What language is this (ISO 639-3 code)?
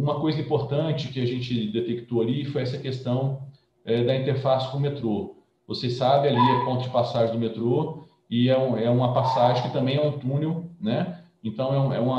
por